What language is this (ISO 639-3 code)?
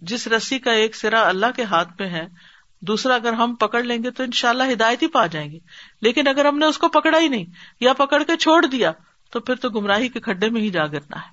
urd